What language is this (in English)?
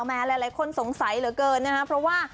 Thai